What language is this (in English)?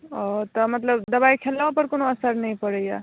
Maithili